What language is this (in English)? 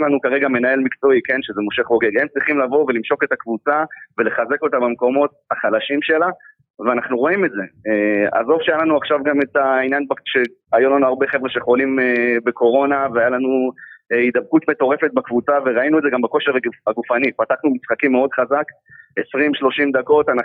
Hebrew